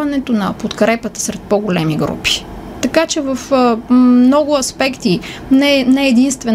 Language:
Bulgarian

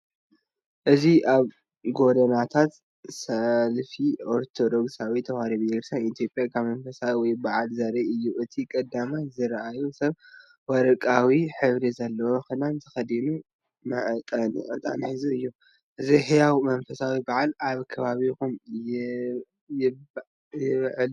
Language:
Tigrinya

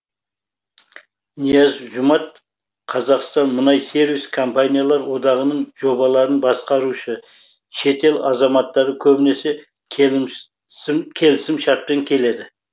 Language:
Kazakh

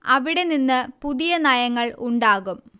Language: Malayalam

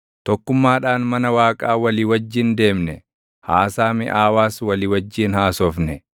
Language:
Oromo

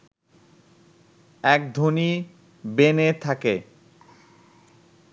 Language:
Bangla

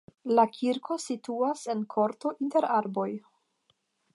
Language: Esperanto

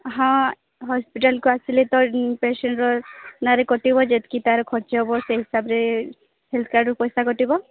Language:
Odia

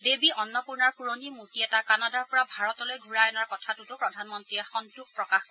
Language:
Assamese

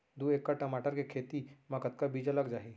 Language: Chhattisgarhi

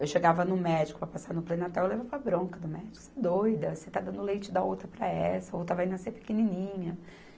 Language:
Portuguese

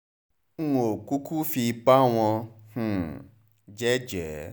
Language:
Yoruba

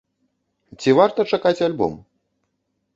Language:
Belarusian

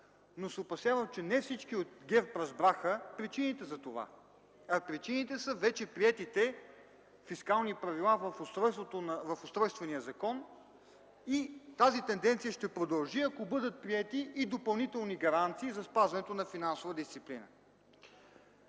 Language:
Bulgarian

